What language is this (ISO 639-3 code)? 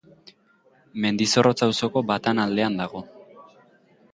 eus